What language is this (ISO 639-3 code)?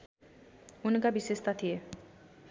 nep